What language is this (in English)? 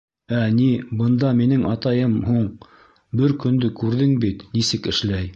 Bashkir